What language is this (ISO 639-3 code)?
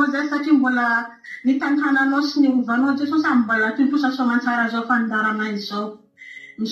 ita